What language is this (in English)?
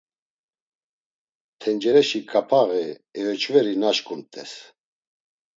Laz